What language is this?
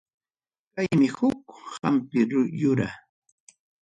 Ayacucho Quechua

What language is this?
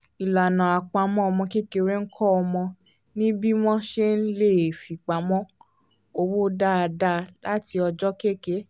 Yoruba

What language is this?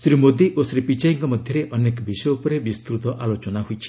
Odia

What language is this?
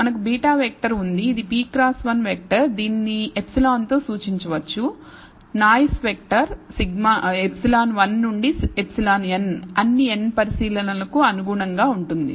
Telugu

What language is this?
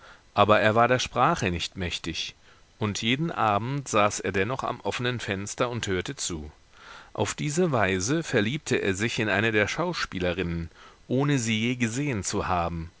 German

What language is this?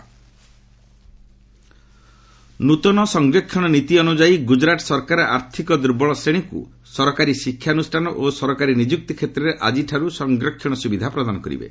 Odia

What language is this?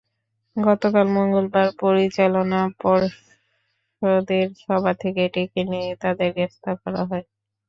Bangla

